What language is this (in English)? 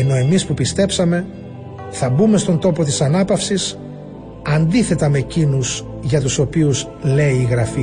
Greek